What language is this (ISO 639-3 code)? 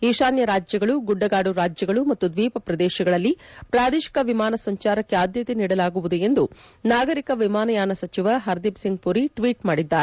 kan